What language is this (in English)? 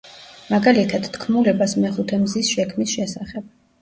Georgian